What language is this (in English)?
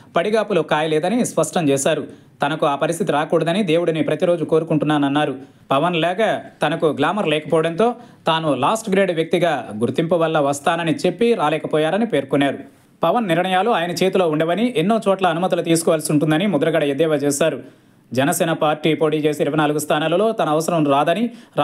Telugu